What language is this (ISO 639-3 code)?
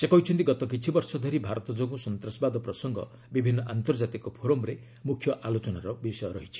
ori